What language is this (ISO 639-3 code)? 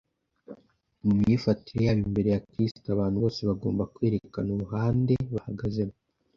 kin